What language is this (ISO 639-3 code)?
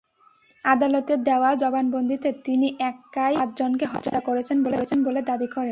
ben